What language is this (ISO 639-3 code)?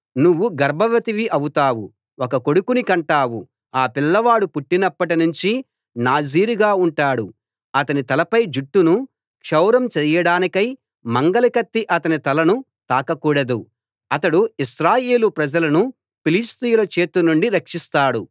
tel